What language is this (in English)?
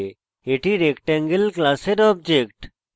Bangla